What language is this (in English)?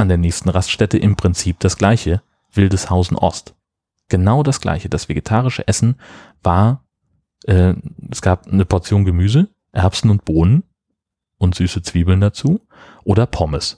German